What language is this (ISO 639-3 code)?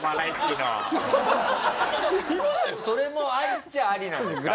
jpn